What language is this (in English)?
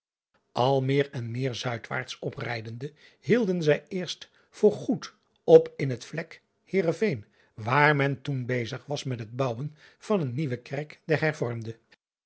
Dutch